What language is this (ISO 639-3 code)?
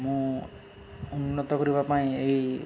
ori